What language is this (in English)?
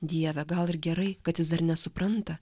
Lithuanian